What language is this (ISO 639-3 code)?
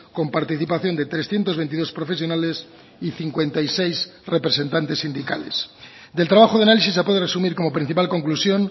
spa